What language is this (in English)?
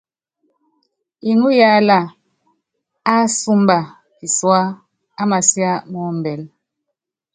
Yangben